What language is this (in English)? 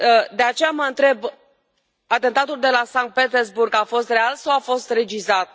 Romanian